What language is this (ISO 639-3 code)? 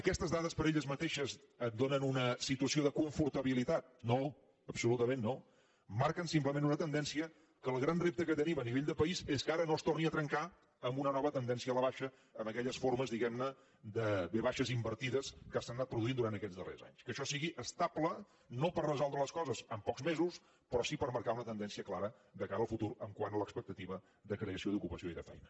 cat